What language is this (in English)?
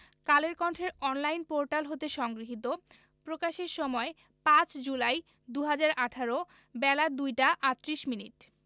Bangla